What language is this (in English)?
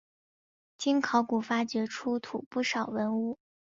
Chinese